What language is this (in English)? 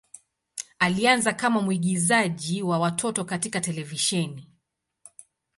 Swahili